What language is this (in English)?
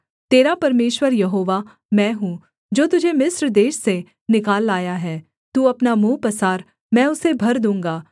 Hindi